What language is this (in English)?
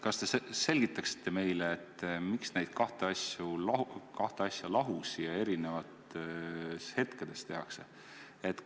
Estonian